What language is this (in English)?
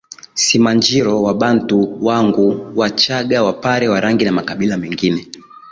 Swahili